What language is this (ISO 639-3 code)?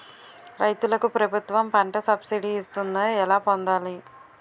tel